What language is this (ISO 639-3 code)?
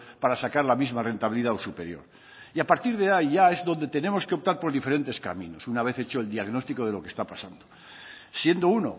spa